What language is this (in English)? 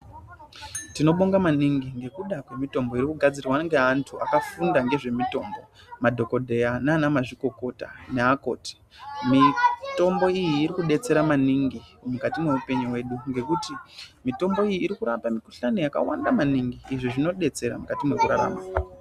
Ndau